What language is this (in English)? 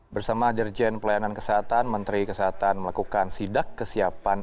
Indonesian